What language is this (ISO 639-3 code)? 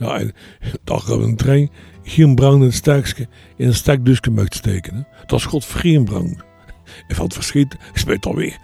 nld